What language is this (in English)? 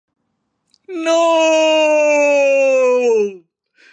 Thai